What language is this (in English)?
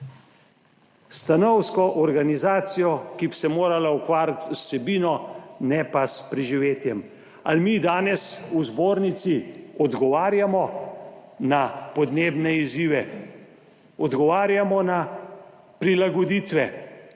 Slovenian